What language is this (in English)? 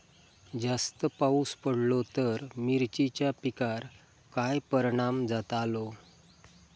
Marathi